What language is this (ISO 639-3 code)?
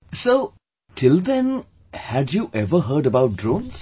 eng